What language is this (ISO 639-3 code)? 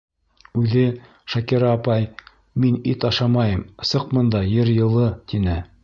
bak